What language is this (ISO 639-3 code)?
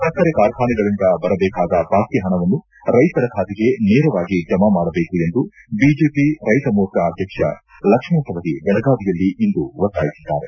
kan